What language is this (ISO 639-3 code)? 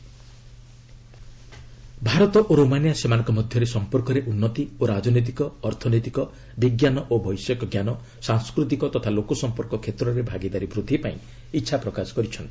ori